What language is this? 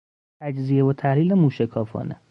Persian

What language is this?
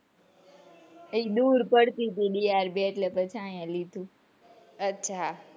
Gujarati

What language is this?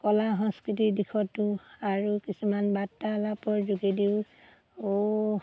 Assamese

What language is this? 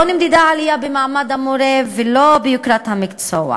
Hebrew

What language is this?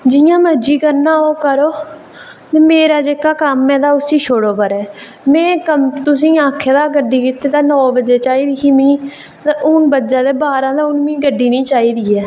Dogri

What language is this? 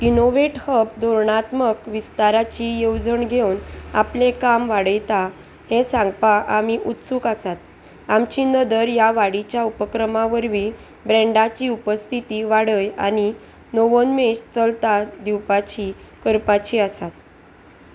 Konkani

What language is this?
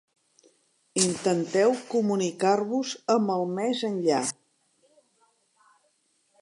Catalan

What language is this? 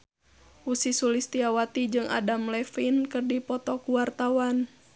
Sundanese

